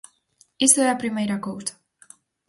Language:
Galician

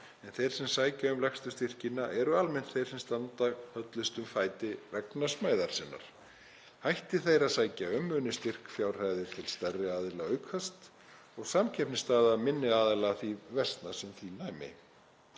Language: Icelandic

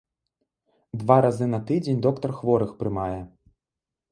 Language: Belarusian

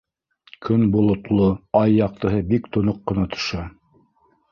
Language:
Bashkir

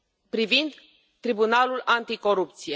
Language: Romanian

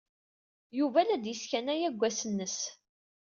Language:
Kabyle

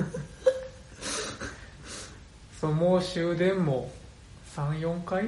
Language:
Japanese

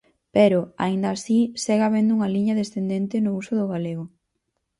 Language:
Galician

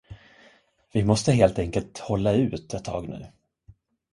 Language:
Swedish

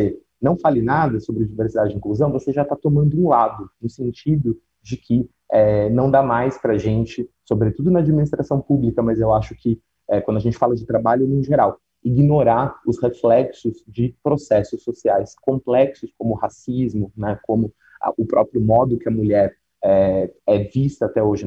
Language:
Portuguese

